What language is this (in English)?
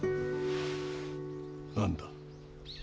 Japanese